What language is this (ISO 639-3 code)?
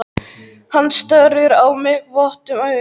isl